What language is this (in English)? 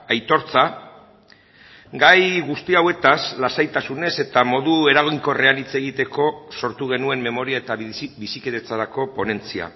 Basque